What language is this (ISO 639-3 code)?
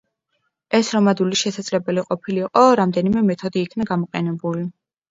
kat